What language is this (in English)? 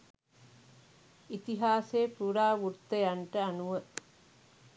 Sinhala